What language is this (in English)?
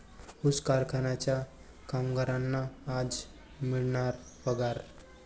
Marathi